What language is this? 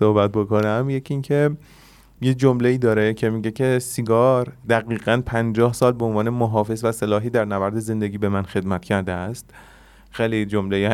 Persian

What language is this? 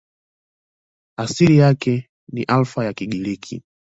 Swahili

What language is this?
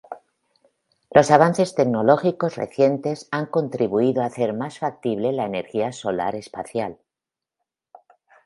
Spanish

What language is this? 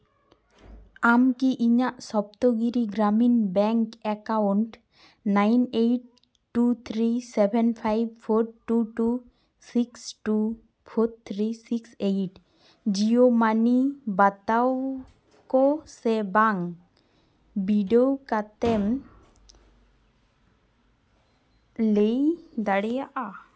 Santali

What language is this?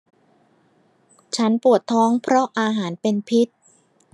Thai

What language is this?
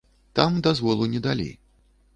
Belarusian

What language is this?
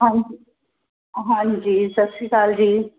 Punjabi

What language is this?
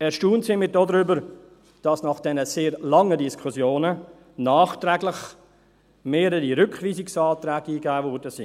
Swiss German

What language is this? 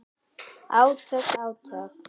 Icelandic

